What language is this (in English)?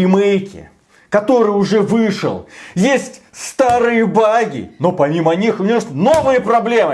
Russian